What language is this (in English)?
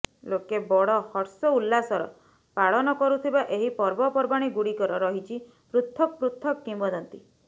Odia